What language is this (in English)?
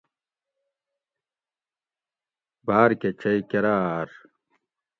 Gawri